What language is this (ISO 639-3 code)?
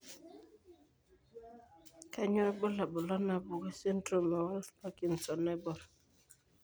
mas